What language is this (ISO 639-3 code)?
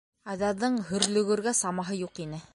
bak